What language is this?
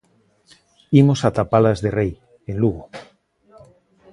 Galician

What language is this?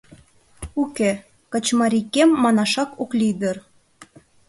Mari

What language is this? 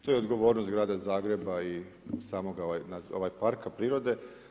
Croatian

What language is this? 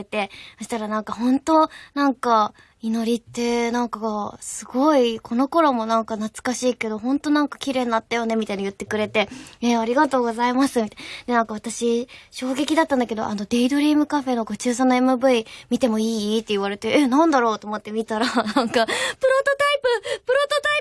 Japanese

